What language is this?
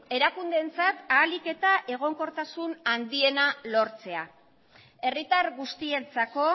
Basque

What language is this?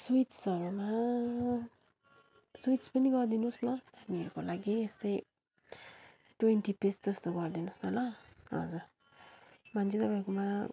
Nepali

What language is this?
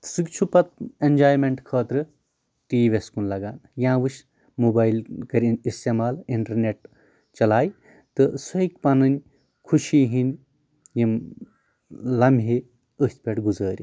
Kashmiri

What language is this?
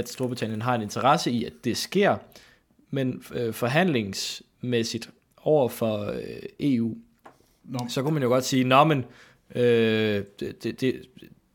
Danish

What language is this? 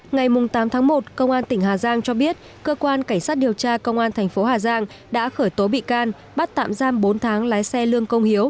Vietnamese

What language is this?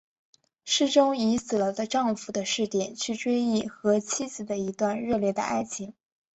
Chinese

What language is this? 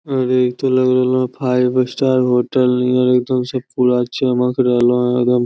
Magahi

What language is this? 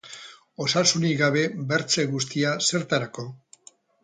Basque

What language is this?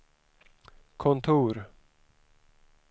Swedish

